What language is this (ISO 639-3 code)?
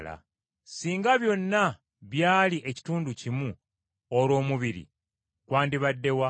lug